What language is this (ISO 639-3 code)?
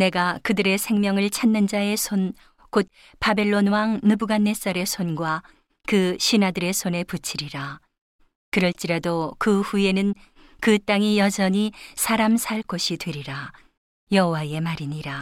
kor